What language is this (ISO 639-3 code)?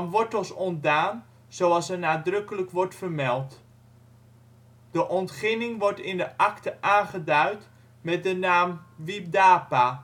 nld